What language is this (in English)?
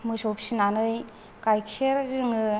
Bodo